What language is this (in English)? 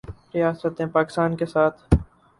Urdu